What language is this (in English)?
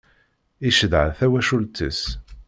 Kabyle